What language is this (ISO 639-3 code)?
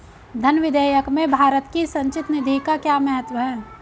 hin